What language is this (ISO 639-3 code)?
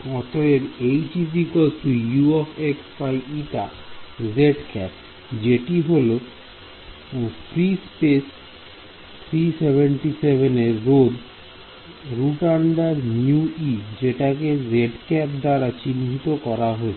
ben